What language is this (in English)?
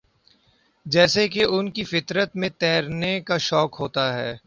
Urdu